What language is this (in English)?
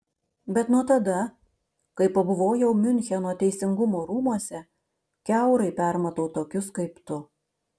Lithuanian